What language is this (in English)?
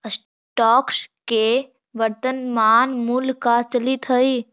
Magahi